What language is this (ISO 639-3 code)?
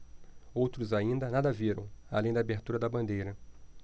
por